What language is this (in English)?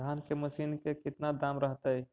Magahi